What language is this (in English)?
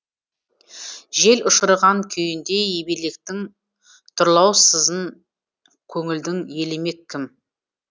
Kazakh